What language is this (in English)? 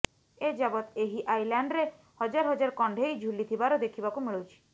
Odia